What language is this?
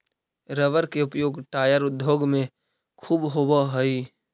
Magahi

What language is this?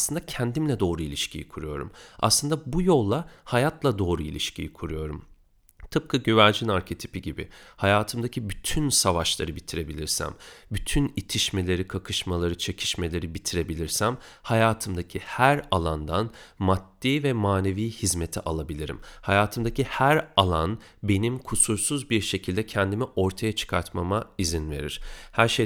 Turkish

